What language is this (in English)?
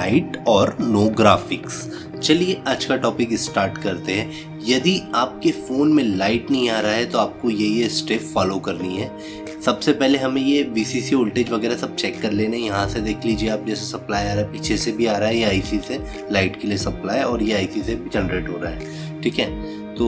Hindi